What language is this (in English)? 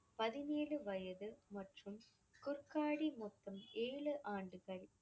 Tamil